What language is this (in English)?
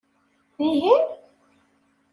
Kabyle